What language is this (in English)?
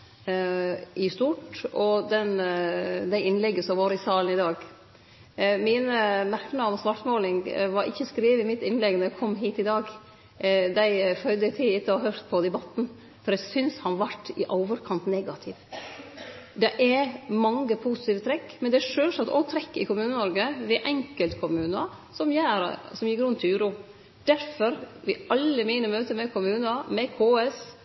Norwegian Nynorsk